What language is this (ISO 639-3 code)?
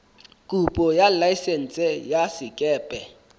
sot